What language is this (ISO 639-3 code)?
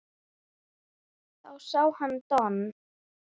isl